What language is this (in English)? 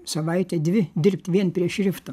Lithuanian